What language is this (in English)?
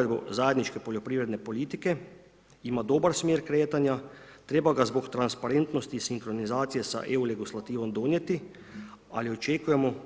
Croatian